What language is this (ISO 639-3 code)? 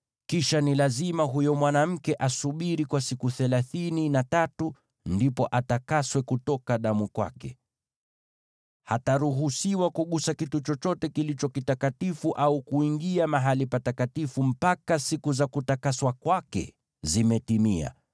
swa